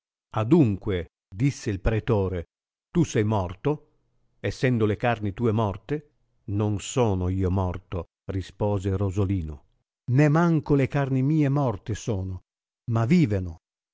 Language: Italian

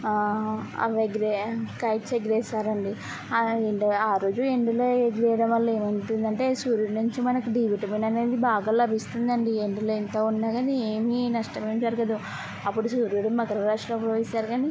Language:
Telugu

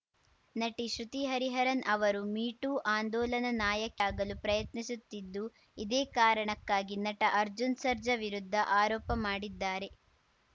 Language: Kannada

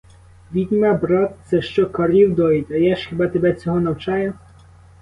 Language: Ukrainian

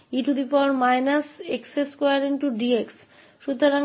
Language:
Hindi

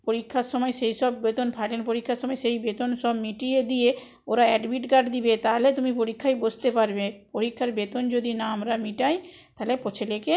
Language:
Bangla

